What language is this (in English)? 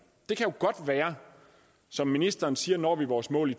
Danish